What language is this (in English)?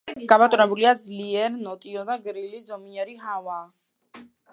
Georgian